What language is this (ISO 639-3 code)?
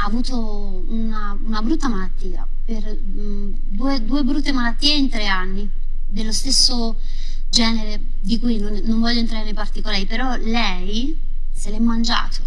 ita